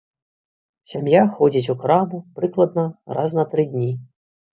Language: Belarusian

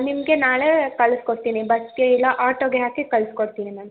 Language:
Kannada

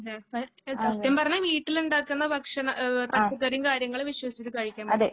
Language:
Malayalam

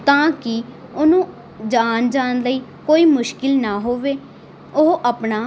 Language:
Punjabi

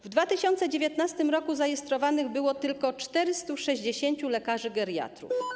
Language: Polish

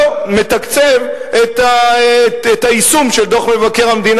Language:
Hebrew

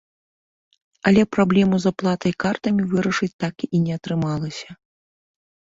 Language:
Belarusian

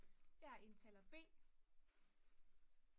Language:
Danish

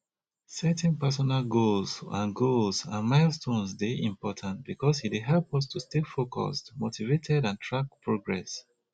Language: Nigerian Pidgin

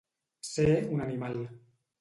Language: Catalan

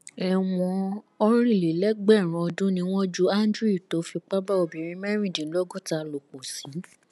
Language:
Yoruba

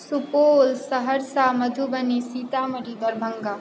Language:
Maithili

